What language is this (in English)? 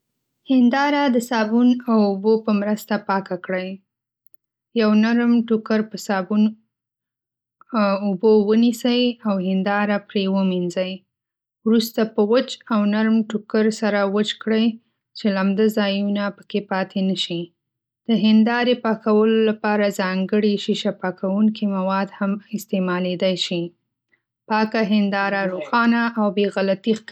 Pashto